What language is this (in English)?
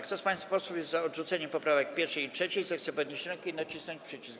Polish